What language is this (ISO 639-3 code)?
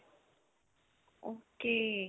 pan